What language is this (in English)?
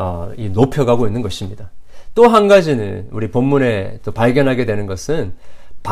Korean